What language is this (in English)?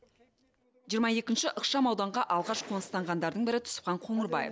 Kazakh